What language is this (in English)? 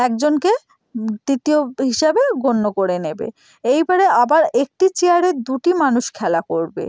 Bangla